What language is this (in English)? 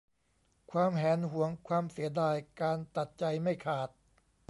Thai